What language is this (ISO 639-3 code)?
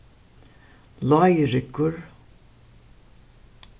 fao